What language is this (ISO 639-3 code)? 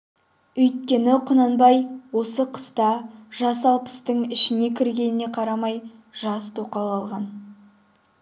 kaz